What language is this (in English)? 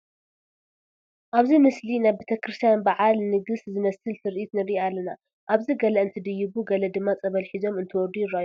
Tigrinya